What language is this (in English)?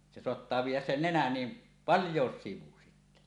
Finnish